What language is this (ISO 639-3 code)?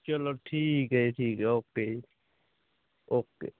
pan